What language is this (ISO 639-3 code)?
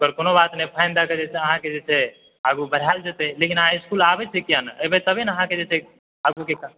mai